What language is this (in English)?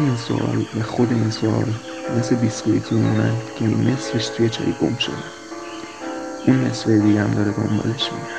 Persian